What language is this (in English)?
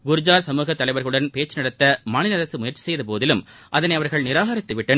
Tamil